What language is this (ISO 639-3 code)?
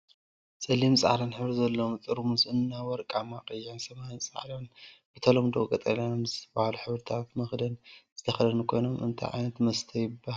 tir